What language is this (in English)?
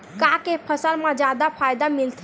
Chhattisgarhi